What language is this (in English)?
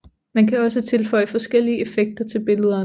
Danish